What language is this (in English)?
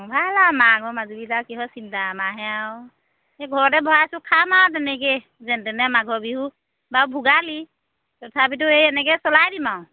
Assamese